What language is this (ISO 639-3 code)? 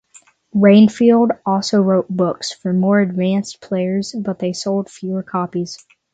eng